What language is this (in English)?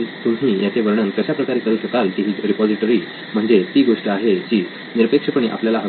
Marathi